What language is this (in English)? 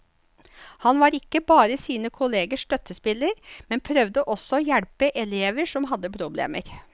Norwegian